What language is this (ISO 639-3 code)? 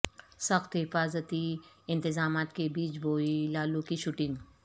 urd